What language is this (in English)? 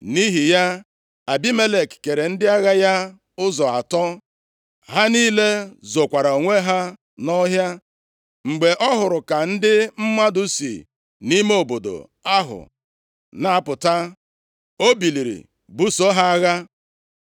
Igbo